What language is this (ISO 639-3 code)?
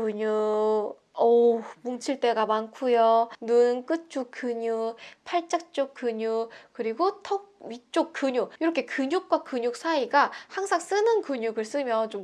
kor